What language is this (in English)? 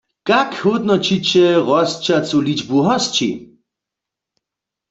Upper Sorbian